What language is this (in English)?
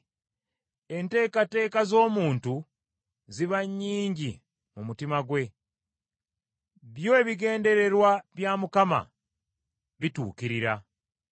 Ganda